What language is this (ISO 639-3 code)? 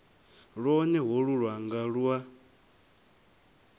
ven